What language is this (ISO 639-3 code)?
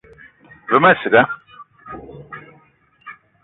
eto